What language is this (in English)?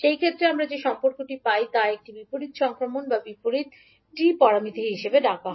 Bangla